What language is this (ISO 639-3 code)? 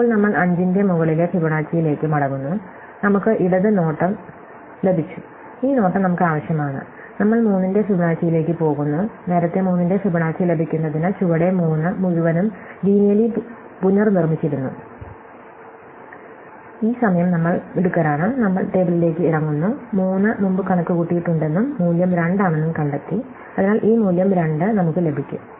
mal